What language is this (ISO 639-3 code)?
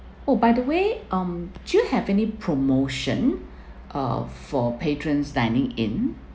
eng